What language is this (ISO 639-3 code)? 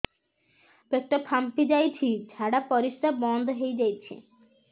ori